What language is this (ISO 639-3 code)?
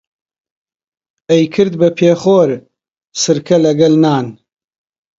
ckb